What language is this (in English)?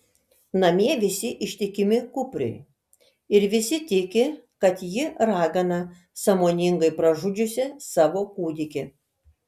Lithuanian